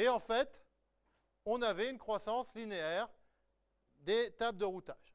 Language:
French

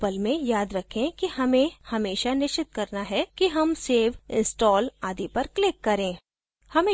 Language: Hindi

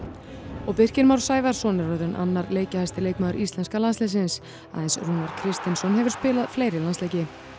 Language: Icelandic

